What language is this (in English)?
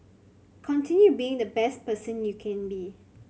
English